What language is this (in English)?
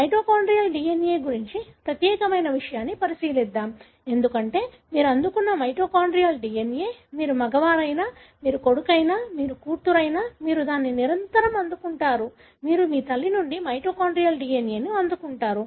Telugu